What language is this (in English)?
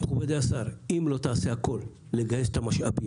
Hebrew